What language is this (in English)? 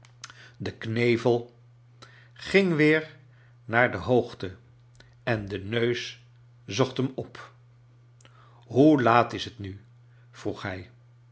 Dutch